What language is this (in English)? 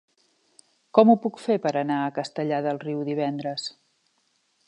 Catalan